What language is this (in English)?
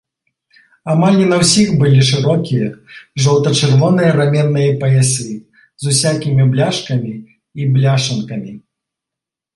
Belarusian